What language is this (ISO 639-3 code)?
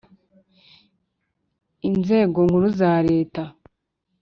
kin